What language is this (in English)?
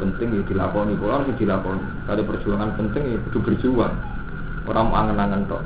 Indonesian